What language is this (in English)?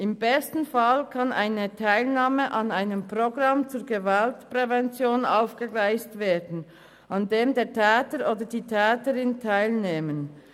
Swiss German